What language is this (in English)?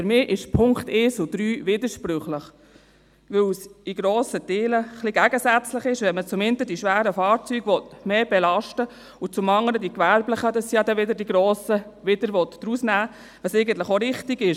Swiss German